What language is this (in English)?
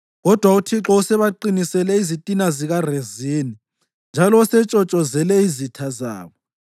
North Ndebele